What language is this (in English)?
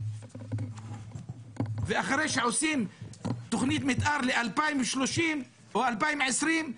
Hebrew